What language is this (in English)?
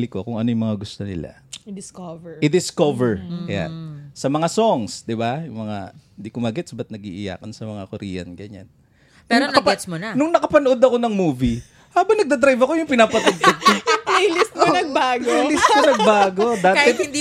Filipino